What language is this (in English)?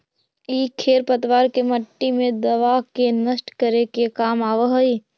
Magahi